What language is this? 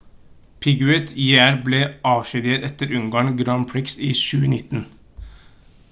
Norwegian Bokmål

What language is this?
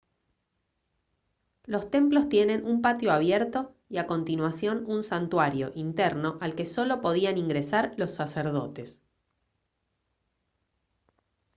Spanish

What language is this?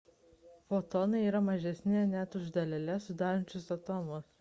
Lithuanian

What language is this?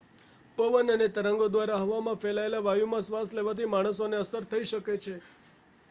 Gujarati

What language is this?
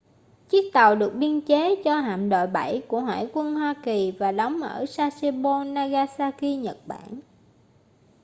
Vietnamese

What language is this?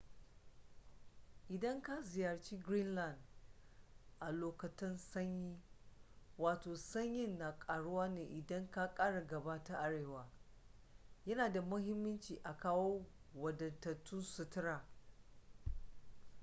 Hausa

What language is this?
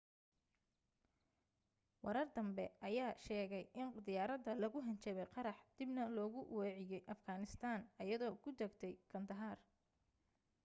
Somali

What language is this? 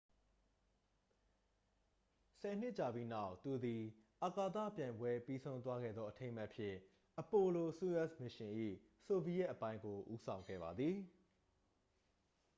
Burmese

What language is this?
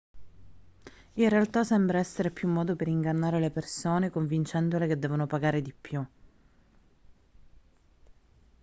Italian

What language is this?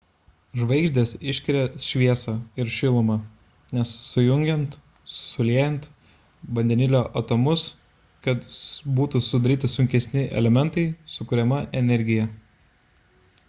Lithuanian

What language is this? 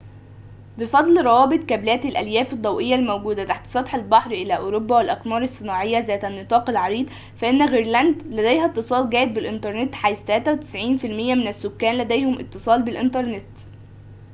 Arabic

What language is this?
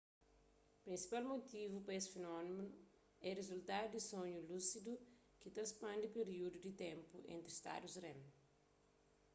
Kabuverdianu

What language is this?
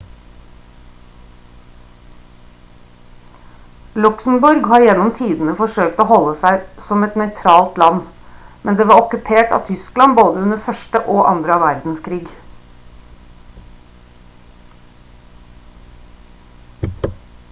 Norwegian Bokmål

